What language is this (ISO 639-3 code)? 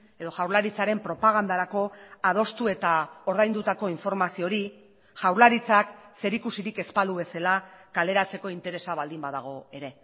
eus